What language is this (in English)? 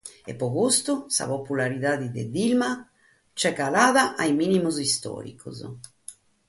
Sardinian